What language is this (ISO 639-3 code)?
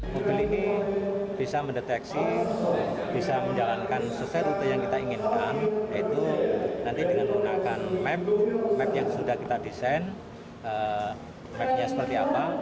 ind